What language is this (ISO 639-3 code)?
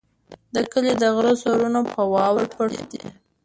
pus